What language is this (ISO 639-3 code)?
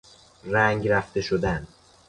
fas